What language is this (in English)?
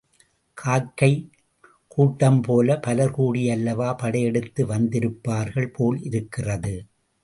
Tamil